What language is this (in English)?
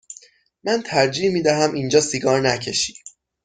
Persian